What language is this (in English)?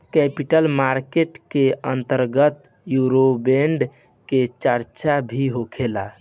Bhojpuri